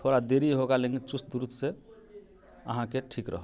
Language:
Maithili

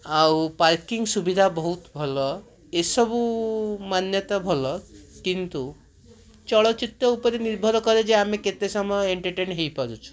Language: Odia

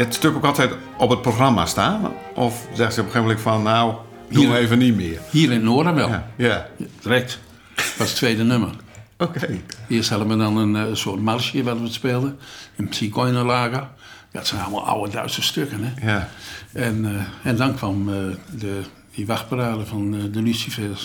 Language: Dutch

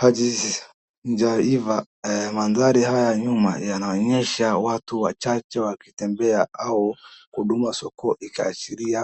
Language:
Swahili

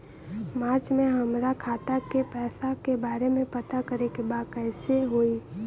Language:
Bhojpuri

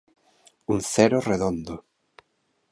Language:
Galician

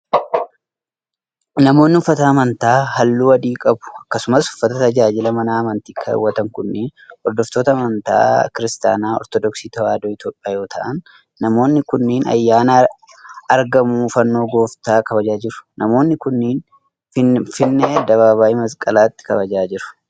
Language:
Oromo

